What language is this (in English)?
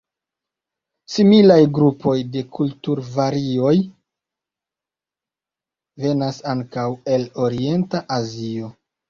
Esperanto